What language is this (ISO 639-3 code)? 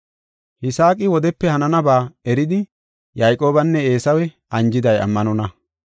gof